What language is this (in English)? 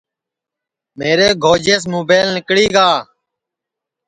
Sansi